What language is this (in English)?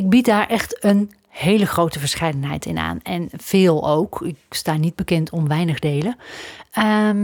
Dutch